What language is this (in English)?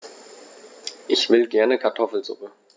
German